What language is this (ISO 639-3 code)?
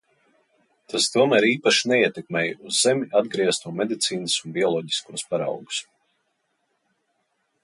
lav